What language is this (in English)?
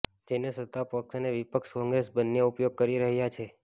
Gujarati